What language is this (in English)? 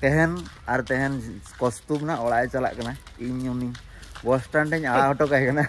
Hindi